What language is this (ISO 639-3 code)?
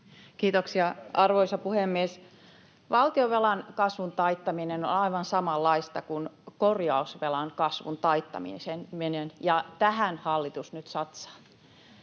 fin